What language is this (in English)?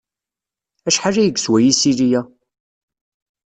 Kabyle